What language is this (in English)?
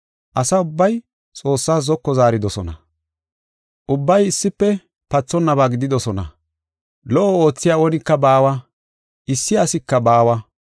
Gofa